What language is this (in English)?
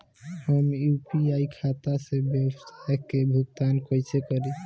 Bhojpuri